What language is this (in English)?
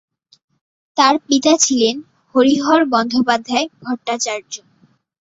Bangla